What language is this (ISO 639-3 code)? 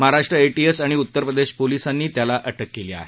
mar